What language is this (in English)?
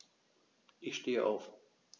German